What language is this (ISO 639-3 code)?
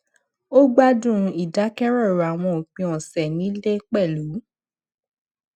yor